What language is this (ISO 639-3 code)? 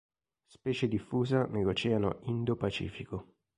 ita